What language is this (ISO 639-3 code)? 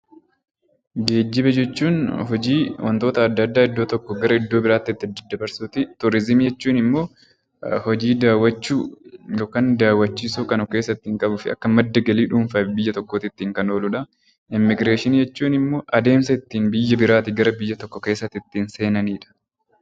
orm